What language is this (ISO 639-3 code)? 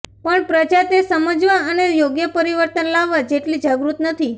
guj